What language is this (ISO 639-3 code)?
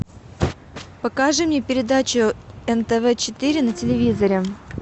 rus